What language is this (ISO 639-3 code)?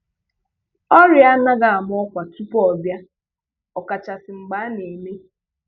ibo